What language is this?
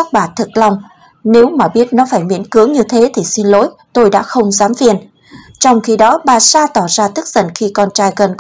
Vietnamese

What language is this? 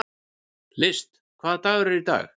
Icelandic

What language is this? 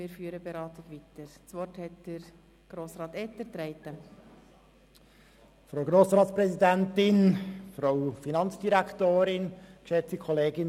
Swiss German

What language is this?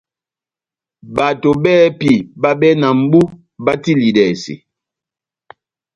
Batanga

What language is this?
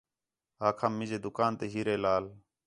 Khetrani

